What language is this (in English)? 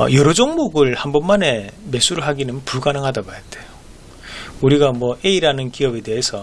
Korean